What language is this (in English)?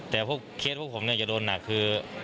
Thai